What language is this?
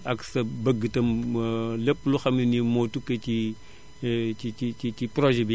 Wolof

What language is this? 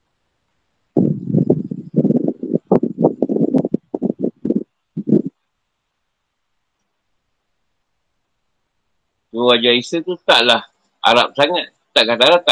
Malay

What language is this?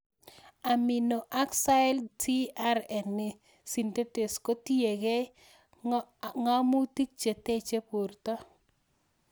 Kalenjin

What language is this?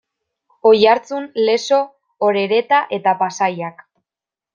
Basque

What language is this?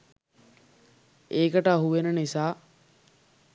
Sinhala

